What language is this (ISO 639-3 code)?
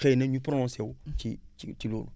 wol